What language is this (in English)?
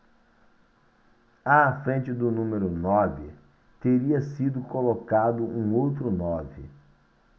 Portuguese